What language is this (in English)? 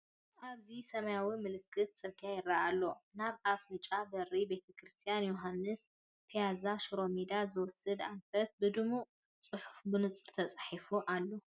Tigrinya